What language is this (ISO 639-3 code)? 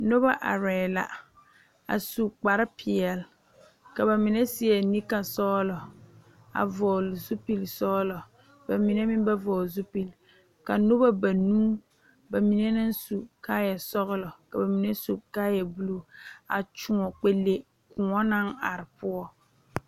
dga